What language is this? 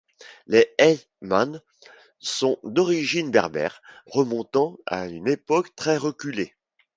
French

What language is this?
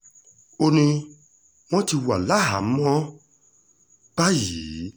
Yoruba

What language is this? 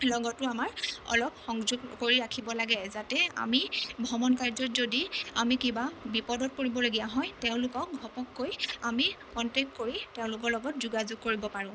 Assamese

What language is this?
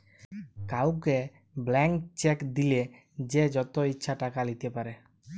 Bangla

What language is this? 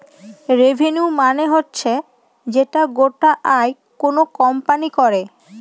Bangla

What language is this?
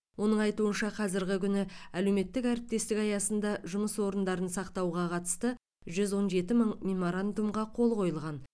Kazakh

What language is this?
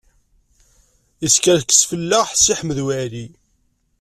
Kabyle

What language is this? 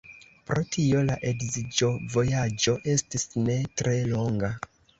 Esperanto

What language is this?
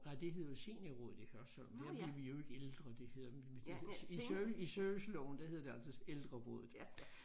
Danish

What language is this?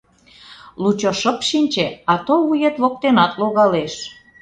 Mari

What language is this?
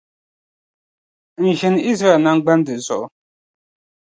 Dagbani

